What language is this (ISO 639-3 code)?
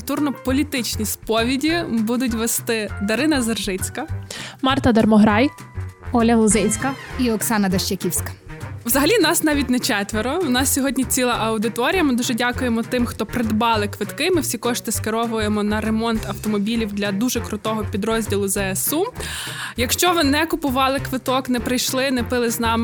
ukr